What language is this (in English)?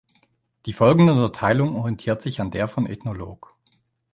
German